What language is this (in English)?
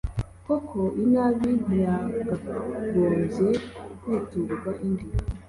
Kinyarwanda